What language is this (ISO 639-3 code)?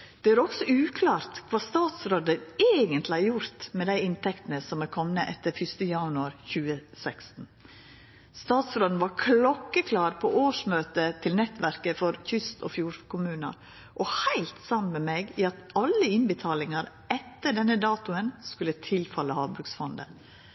nno